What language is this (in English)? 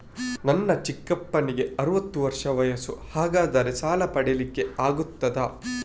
Kannada